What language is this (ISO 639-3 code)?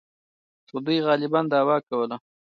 pus